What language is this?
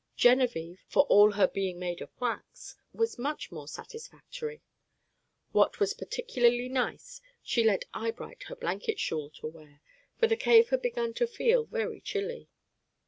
English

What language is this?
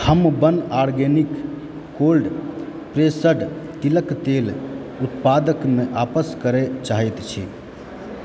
Maithili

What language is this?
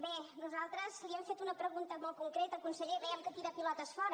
Catalan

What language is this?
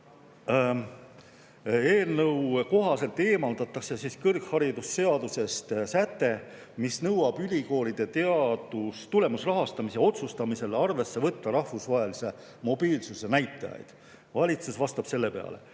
Estonian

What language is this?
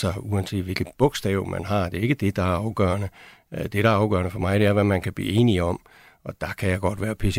Danish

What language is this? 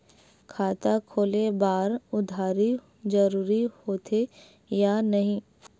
Chhattisgarhi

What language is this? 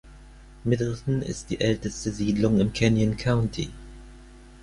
German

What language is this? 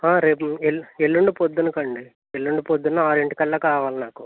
Telugu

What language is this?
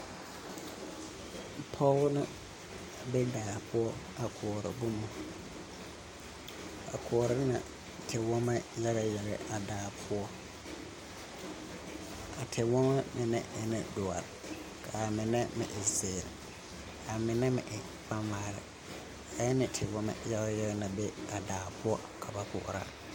Southern Dagaare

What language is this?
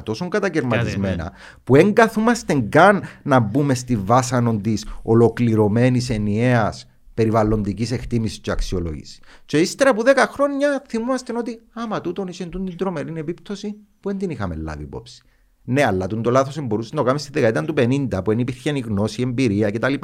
Greek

